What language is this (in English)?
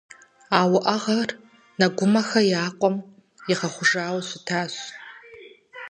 Kabardian